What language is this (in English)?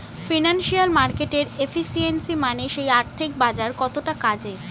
Bangla